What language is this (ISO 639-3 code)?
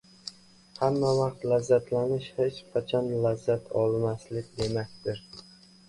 uzb